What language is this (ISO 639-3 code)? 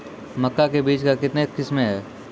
mai